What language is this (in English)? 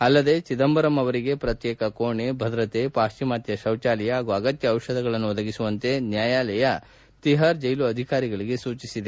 Kannada